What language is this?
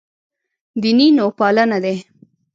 Pashto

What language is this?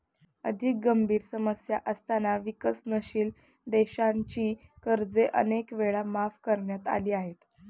Marathi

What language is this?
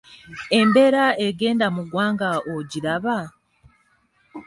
Ganda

